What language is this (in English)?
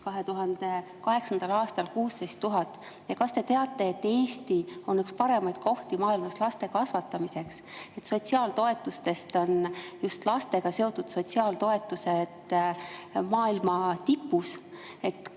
Estonian